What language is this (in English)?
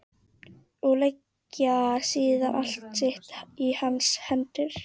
Icelandic